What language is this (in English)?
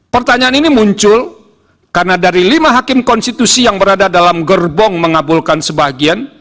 Indonesian